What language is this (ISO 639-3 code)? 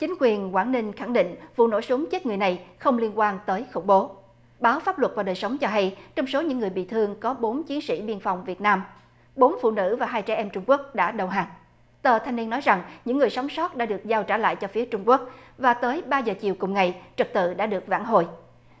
vie